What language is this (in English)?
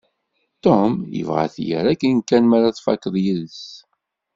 Kabyle